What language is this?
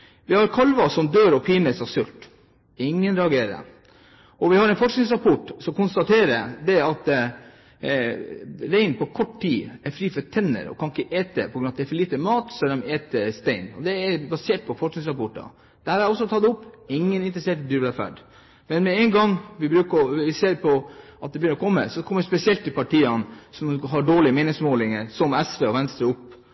Norwegian Bokmål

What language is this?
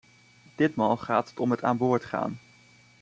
Dutch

